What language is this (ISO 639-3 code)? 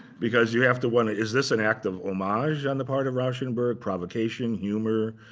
eng